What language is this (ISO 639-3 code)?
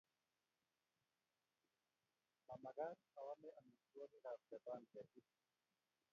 kln